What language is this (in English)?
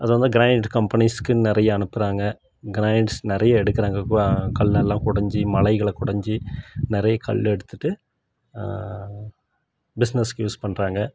Tamil